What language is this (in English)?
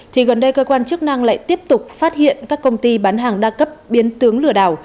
Vietnamese